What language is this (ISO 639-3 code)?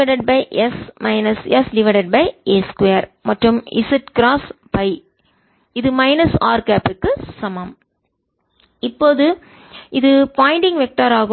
tam